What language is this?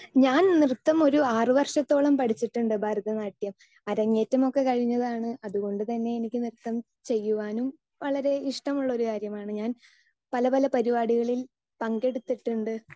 Malayalam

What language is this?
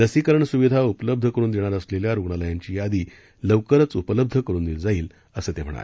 Marathi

